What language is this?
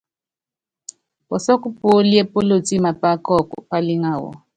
Yangben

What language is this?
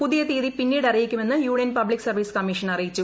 Malayalam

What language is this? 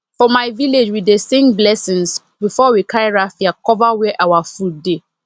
Nigerian Pidgin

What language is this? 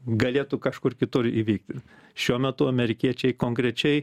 Lithuanian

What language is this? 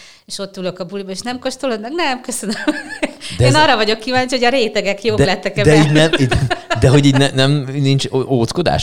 Hungarian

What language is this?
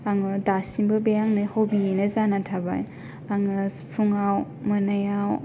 Bodo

